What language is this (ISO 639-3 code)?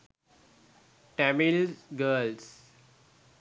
sin